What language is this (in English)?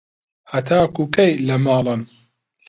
Central Kurdish